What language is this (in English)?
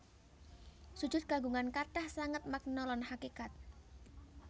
Javanese